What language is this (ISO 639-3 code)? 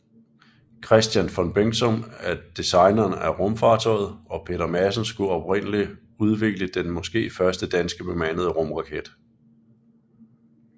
dan